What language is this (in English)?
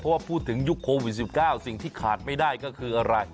Thai